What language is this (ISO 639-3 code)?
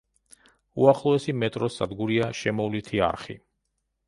kat